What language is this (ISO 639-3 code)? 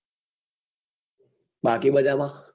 guj